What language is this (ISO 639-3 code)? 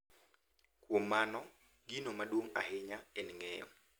luo